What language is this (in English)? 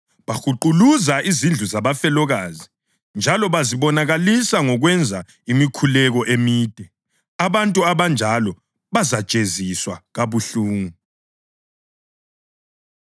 North Ndebele